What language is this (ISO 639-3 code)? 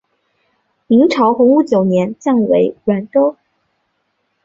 zho